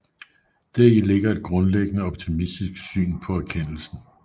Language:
Danish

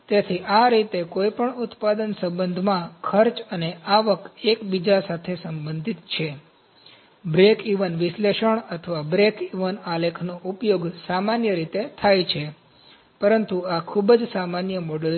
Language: Gujarati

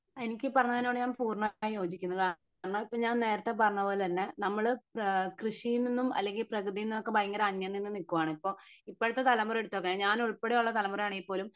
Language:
Malayalam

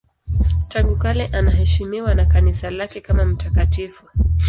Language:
Swahili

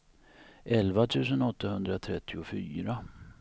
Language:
Swedish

